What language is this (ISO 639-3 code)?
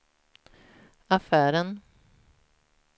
swe